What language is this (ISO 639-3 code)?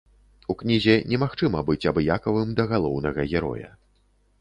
bel